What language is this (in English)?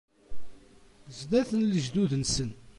Kabyle